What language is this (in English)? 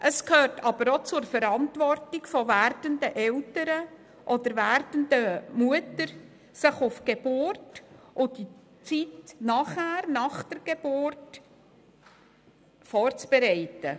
Swiss German